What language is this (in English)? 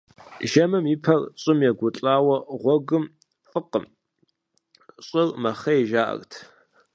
Kabardian